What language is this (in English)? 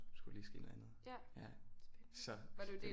Danish